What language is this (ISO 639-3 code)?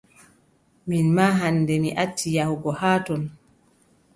fub